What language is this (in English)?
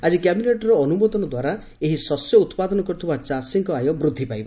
Odia